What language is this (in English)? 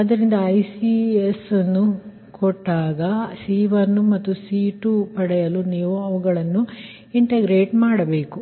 Kannada